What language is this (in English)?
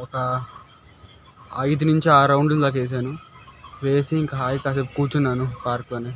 Telugu